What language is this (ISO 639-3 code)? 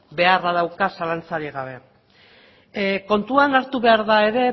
eus